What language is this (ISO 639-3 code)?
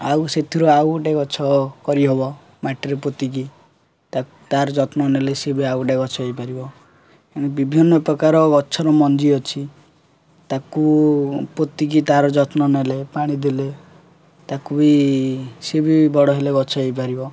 ori